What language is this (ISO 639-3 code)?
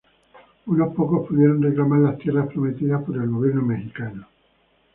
spa